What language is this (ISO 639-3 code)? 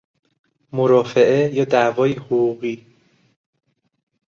fas